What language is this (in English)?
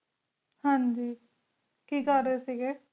Punjabi